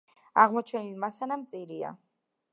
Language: Georgian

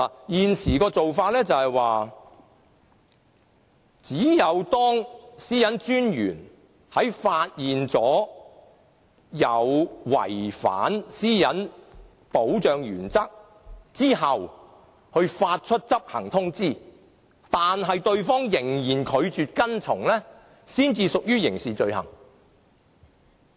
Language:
Cantonese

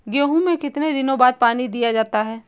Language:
Hindi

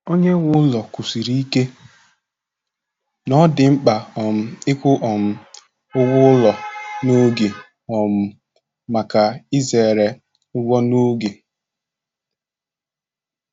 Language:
Igbo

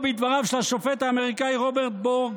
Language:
Hebrew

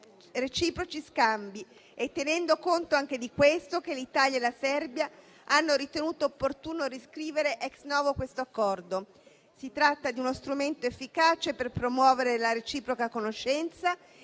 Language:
Italian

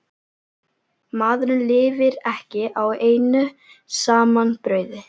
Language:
Icelandic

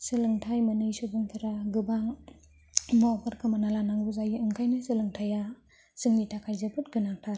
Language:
Bodo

